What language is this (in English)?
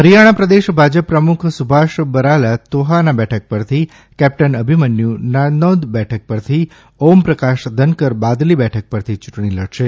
Gujarati